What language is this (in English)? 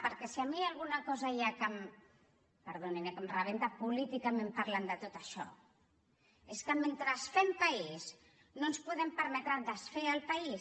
Catalan